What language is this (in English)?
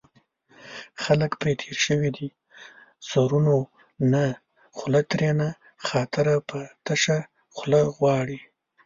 Pashto